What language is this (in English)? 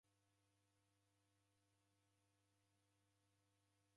Taita